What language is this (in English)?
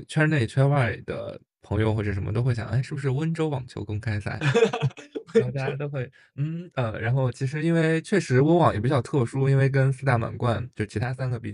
Chinese